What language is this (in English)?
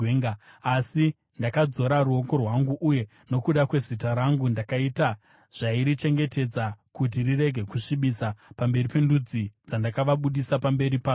Shona